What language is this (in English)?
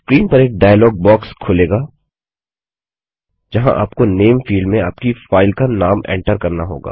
Hindi